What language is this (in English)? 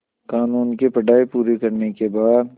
Hindi